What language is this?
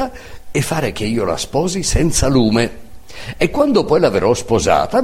Italian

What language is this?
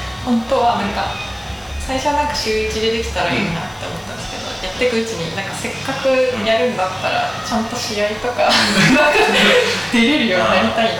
Japanese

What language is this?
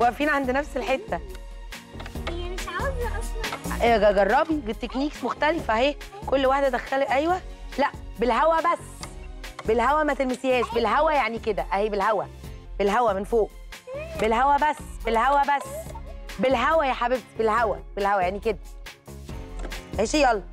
Arabic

